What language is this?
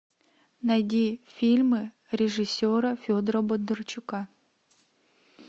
Russian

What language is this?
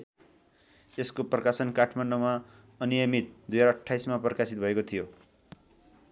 Nepali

